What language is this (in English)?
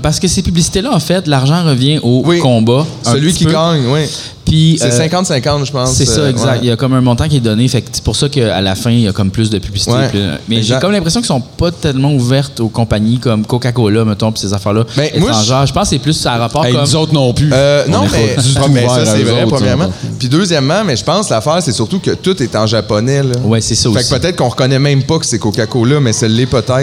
French